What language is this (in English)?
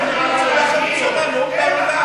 Hebrew